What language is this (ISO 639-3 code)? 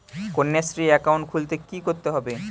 ben